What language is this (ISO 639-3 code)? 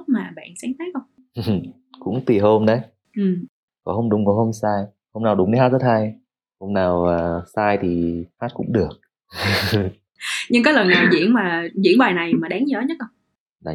vie